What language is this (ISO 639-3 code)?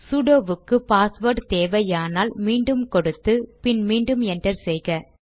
tam